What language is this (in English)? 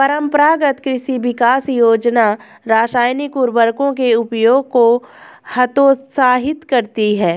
Hindi